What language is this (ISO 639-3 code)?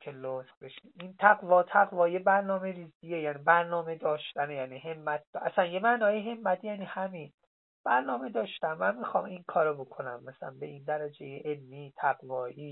fas